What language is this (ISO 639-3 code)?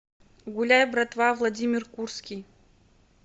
rus